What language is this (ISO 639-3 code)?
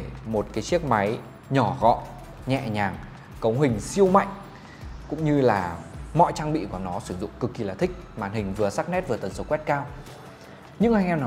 vie